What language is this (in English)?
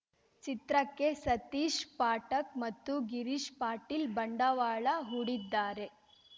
Kannada